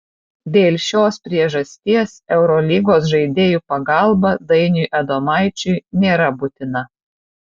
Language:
Lithuanian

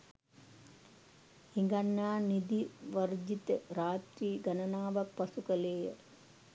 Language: Sinhala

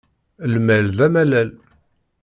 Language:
Kabyle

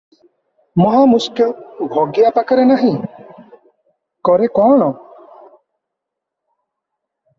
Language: Odia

